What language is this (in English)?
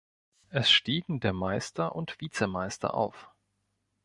German